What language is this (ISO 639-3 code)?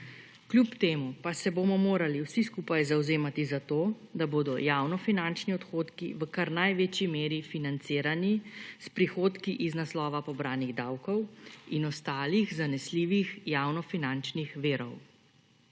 slv